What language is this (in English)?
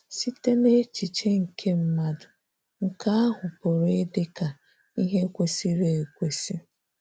Igbo